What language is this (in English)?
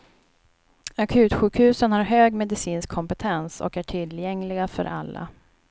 Swedish